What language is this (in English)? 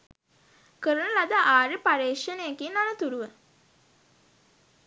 Sinhala